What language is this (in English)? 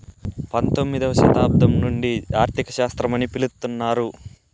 Telugu